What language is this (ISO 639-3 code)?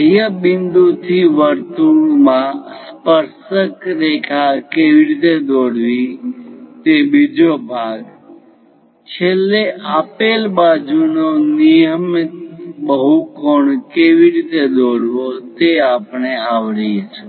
guj